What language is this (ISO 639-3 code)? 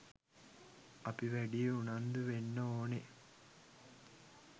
sin